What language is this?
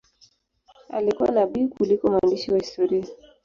Swahili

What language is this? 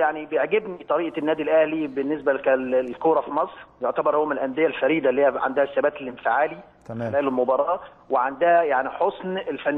Arabic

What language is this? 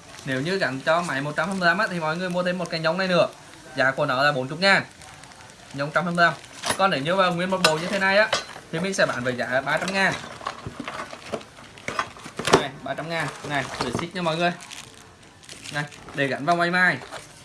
Vietnamese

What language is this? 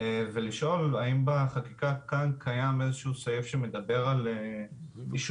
Hebrew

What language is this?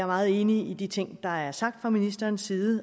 Danish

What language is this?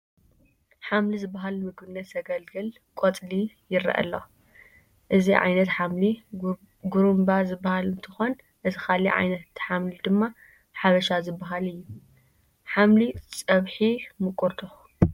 Tigrinya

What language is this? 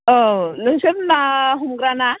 Bodo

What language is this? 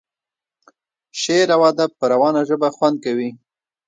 Pashto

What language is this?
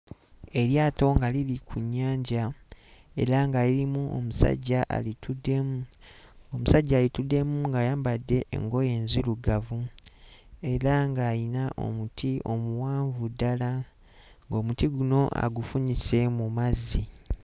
Ganda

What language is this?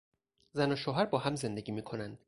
Persian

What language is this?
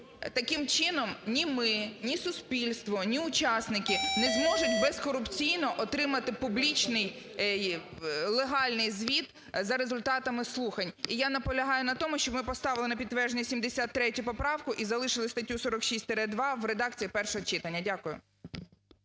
Ukrainian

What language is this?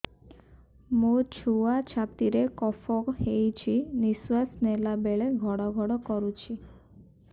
Odia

